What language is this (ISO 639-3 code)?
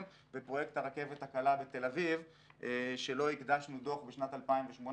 heb